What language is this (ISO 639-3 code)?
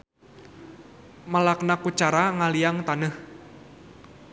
sun